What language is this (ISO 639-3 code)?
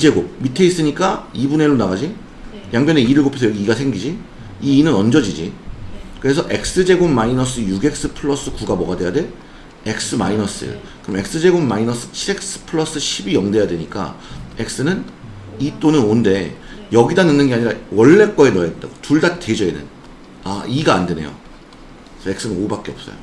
kor